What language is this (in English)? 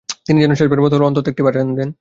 Bangla